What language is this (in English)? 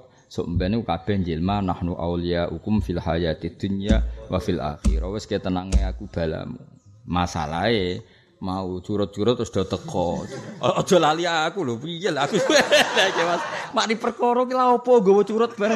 Indonesian